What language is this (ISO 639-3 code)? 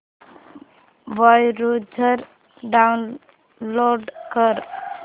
mar